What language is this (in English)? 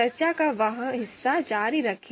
Hindi